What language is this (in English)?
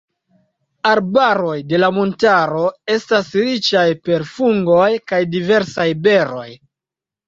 Esperanto